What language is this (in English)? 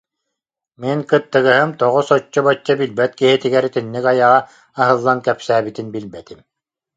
Yakut